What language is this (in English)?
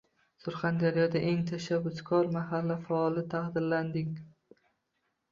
Uzbek